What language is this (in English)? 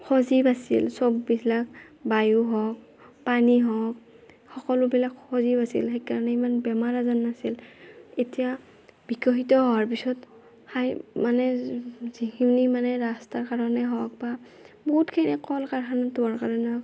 Assamese